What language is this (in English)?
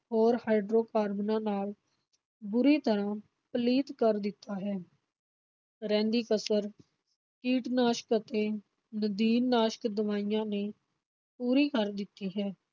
Punjabi